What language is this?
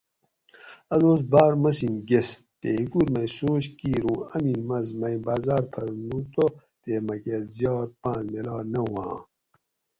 Gawri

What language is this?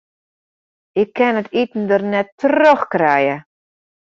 Western Frisian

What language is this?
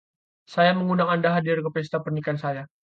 Indonesian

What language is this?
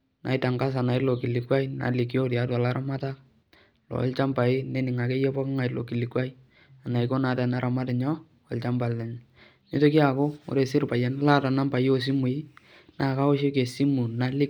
Masai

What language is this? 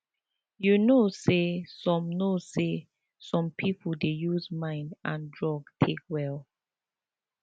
Nigerian Pidgin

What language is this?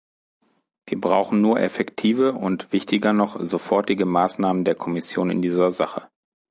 German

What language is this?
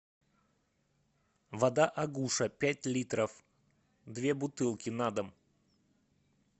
Russian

